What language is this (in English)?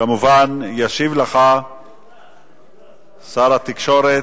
Hebrew